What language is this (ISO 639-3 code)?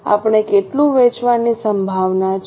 guj